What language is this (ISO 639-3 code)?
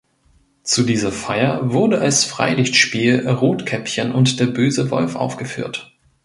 deu